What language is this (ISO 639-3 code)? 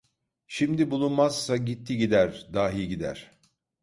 tur